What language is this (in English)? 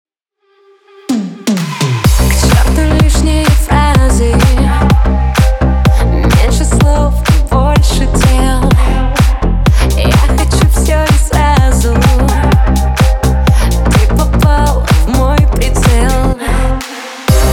Russian